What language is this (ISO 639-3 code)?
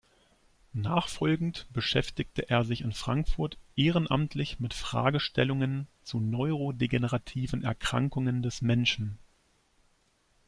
deu